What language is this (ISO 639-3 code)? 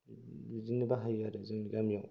brx